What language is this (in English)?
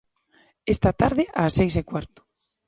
Galician